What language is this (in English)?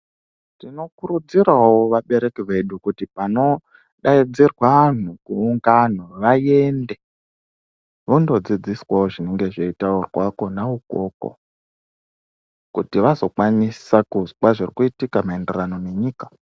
Ndau